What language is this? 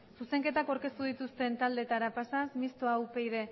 Basque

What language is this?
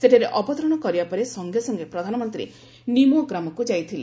Odia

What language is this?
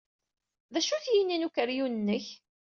Kabyle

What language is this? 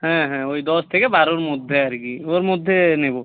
Bangla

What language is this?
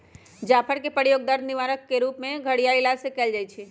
Magahi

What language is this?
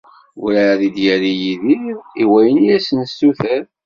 Kabyle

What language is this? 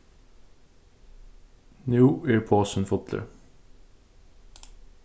Faroese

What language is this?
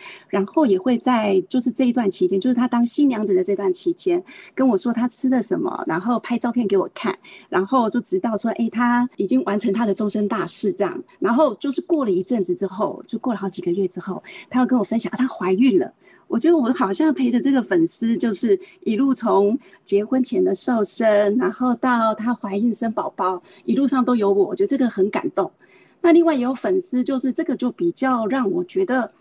Chinese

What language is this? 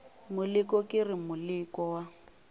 Northern Sotho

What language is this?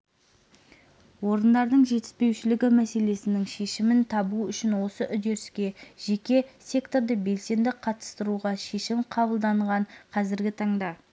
Kazakh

